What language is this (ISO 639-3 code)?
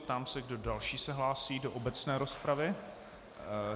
ces